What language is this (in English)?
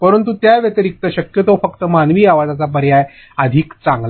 Marathi